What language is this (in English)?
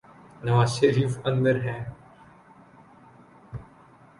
Urdu